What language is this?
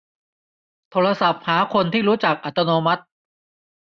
Thai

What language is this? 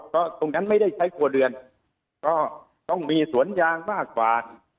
Thai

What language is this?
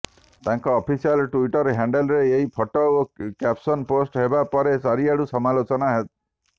Odia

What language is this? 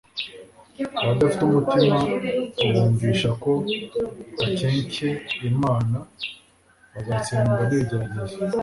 Kinyarwanda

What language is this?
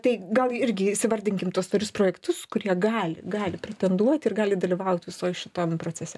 Lithuanian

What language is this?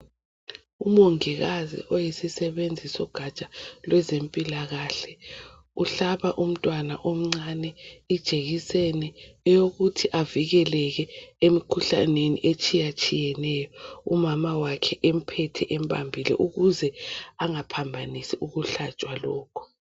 North Ndebele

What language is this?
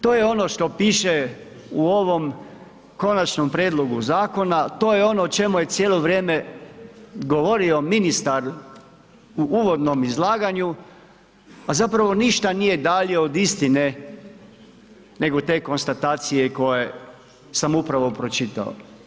Croatian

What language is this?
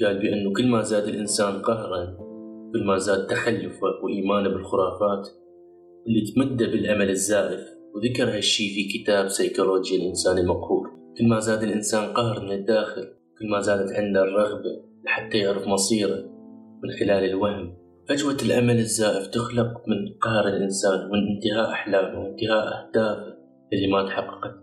Arabic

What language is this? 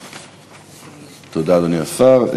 Hebrew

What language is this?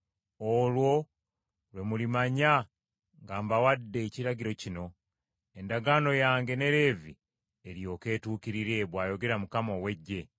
Ganda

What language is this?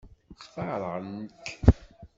Kabyle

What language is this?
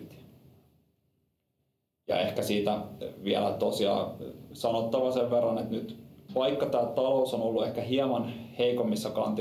Finnish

